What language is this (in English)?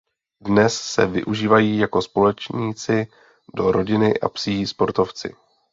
Czech